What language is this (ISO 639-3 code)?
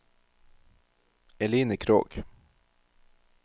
nor